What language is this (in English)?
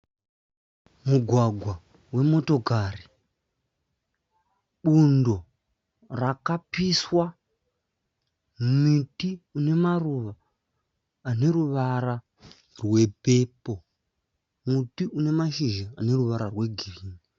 Shona